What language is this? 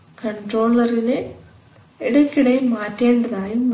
Malayalam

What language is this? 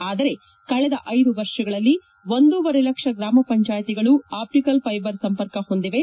Kannada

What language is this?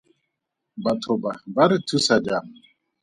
Tswana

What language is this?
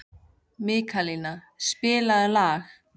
Icelandic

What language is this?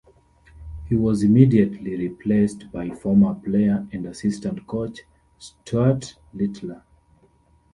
English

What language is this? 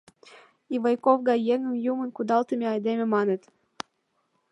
Mari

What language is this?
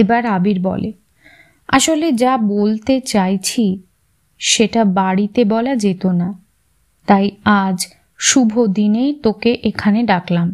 Bangla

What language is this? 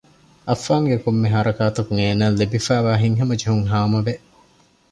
Divehi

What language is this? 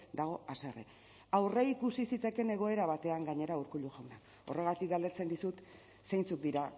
Basque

